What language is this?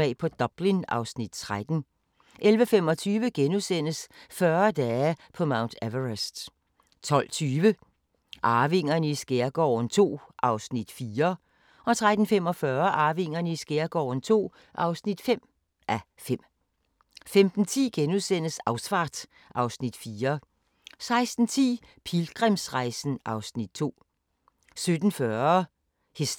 Danish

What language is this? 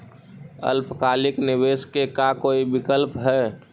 Magahi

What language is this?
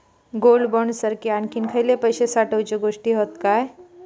Marathi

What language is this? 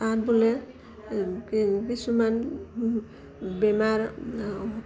Assamese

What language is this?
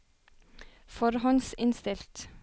Norwegian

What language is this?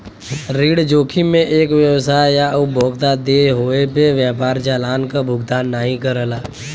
Bhojpuri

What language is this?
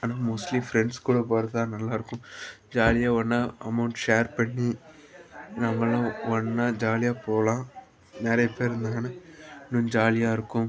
Tamil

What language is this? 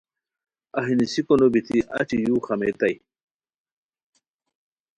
Khowar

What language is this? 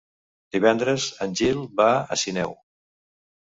Catalan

